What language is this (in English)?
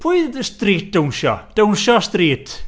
Welsh